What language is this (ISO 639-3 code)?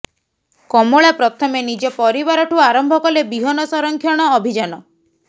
ori